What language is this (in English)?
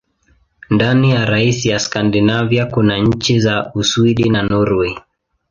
Swahili